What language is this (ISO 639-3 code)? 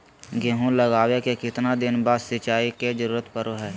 mag